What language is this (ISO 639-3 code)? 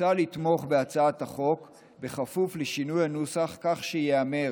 heb